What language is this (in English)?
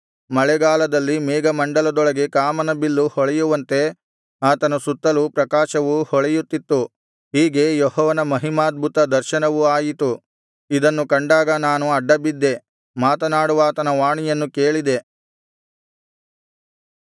Kannada